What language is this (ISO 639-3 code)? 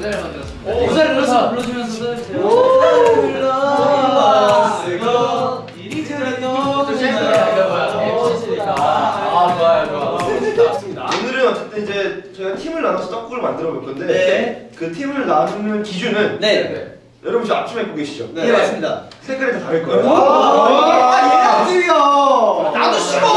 kor